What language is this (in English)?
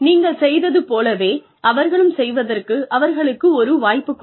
Tamil